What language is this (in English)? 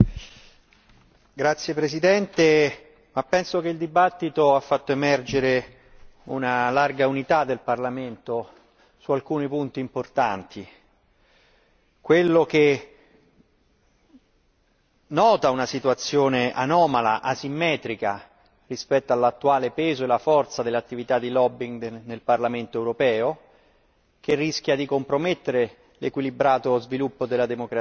Italian